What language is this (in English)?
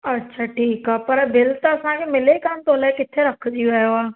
Sindhi